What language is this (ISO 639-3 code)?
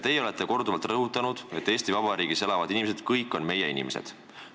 est